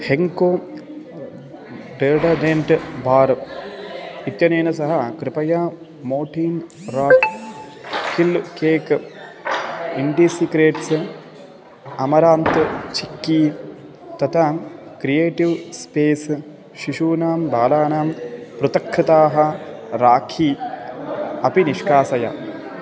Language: Sanskrit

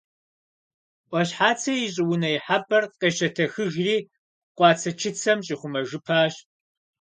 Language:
Kabardian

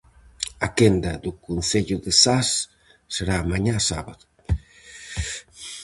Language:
Galician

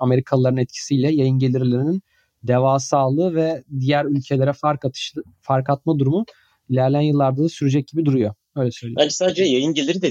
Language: Turkish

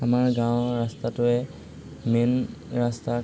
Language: Assamese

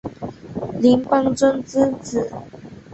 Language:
Chinese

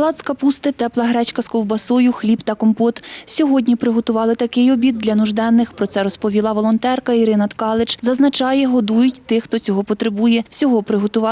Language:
Ukrainian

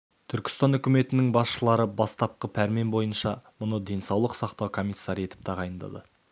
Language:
Kazakh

